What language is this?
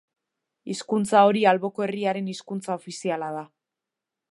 Basque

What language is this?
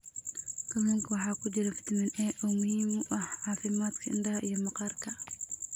Somali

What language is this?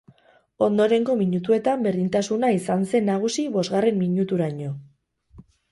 Basque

